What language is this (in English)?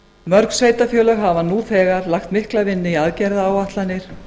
Icelandic